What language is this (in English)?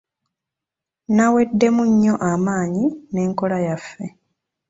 Ganda